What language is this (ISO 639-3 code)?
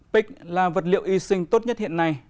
vie